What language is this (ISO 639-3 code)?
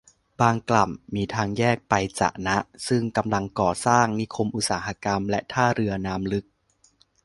tha